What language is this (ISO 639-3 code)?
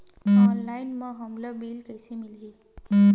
hne